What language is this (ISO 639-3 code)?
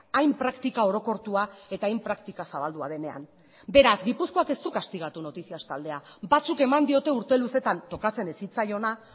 eus